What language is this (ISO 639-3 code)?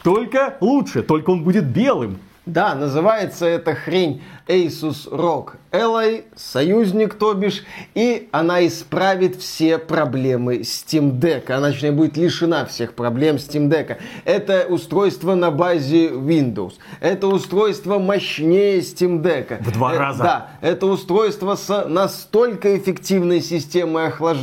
rus